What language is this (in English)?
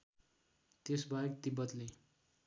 Nepali